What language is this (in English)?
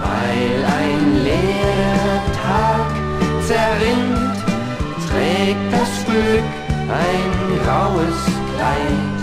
German